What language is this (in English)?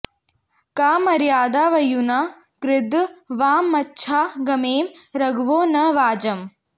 Sanskrit